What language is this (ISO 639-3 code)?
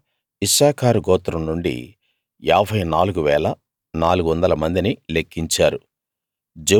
tel